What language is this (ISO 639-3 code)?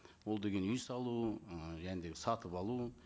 kaz